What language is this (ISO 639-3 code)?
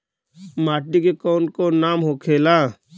bho